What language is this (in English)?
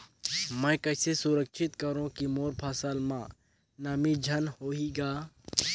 Chhattisgarhi